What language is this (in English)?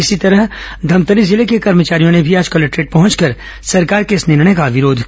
Hindi